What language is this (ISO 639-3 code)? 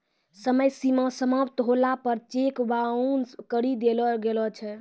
mai